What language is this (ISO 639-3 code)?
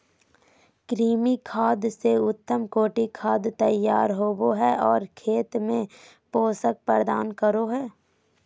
mag